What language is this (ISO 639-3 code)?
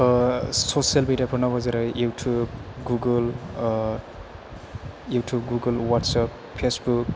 brx